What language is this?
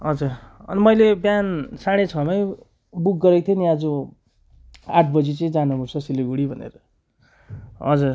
Nepali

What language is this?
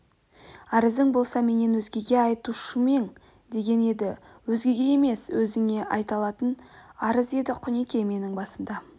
Kazakh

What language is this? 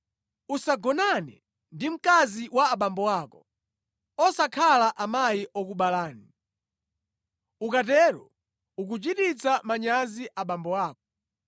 Nyanja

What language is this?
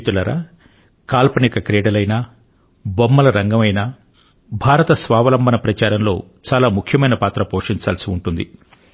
Telugu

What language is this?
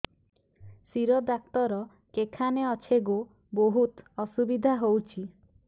Odia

